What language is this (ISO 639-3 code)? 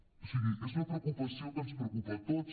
cat